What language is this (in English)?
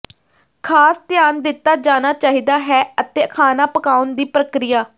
Punjabi